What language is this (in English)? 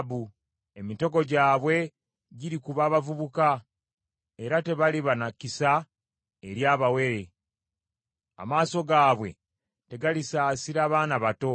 Ganda